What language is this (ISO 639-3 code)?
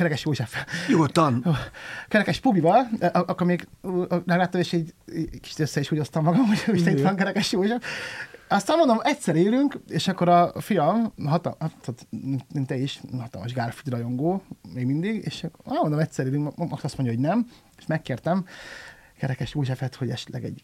hun